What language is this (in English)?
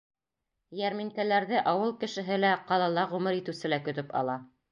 Bashkir